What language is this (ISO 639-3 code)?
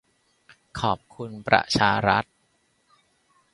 tha